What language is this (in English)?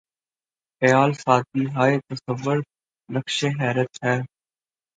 Urdu